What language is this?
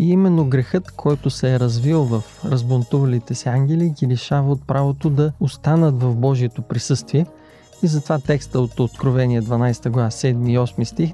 Bulgarian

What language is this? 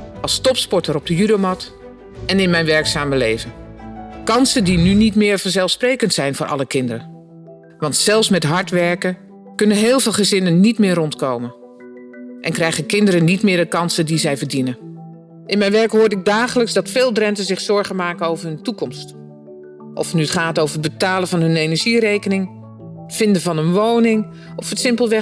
Dutch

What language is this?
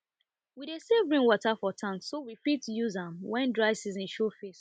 Nigerian Pidgin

